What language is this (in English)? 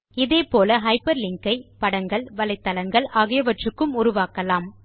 Tamil